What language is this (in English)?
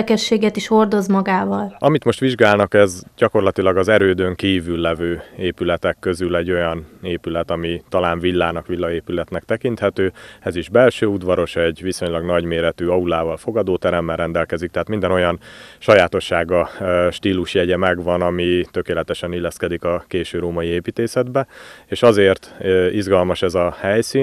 Hungarian